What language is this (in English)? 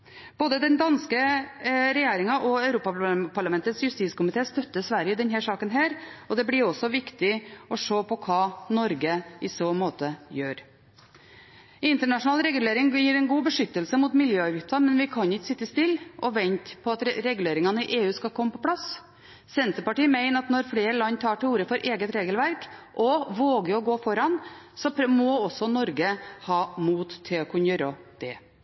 Norwegian Bokmål